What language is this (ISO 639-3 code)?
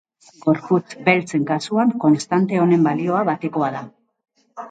eus